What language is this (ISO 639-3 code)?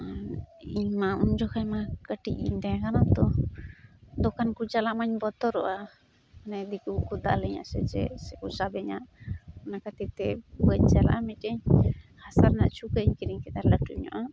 sat